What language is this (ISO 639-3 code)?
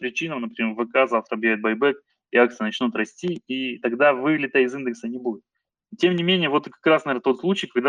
rus